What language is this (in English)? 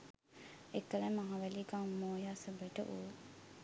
Sinhala